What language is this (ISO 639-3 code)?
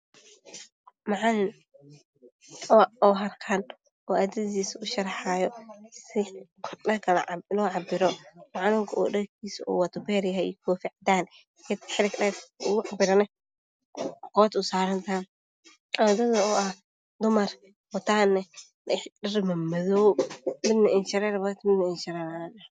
som